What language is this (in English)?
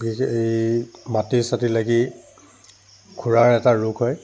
Assamese